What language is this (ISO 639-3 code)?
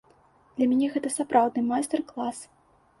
bel